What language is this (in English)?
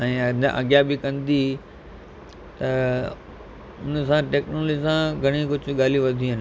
Sindhi